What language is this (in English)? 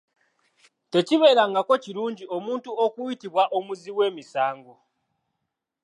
Ganda